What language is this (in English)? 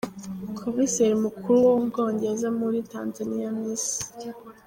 Kinyarwanda